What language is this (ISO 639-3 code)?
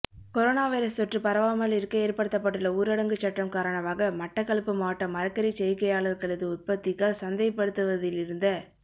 tam